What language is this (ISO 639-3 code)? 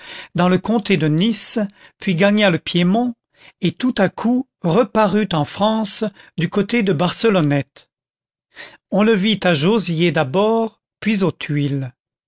fra